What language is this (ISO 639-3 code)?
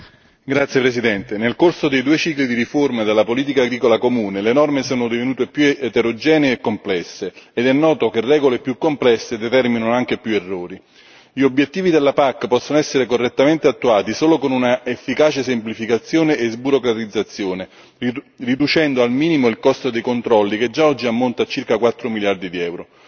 ita